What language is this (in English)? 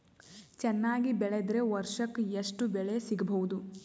Kannada